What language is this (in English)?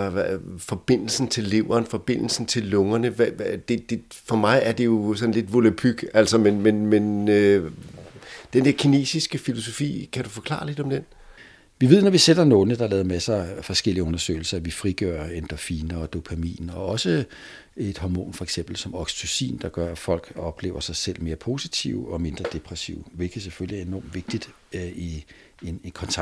Danish